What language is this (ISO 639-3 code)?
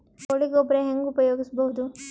kan